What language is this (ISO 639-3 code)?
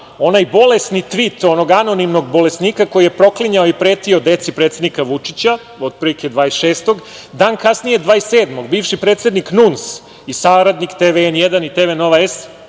srp